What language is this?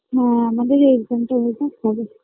Bangla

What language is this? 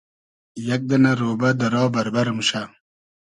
Hazaragi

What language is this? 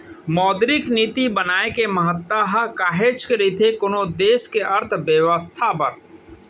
Chhattisgarhi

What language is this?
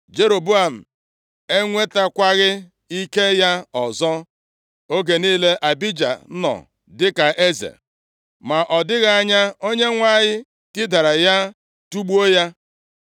Igbo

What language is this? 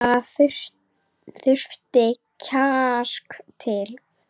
Icelandic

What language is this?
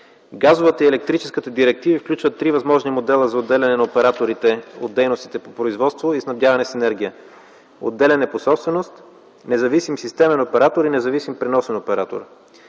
Bulgarian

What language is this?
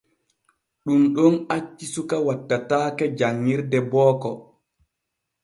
Borgu Fulfulde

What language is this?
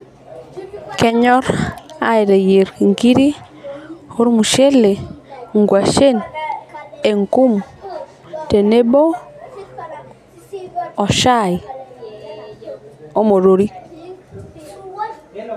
Masai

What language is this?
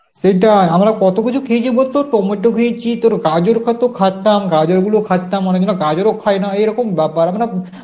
Bangla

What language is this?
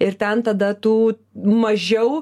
Lithuanian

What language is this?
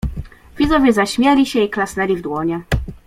Polish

